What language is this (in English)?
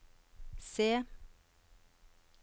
Norwegian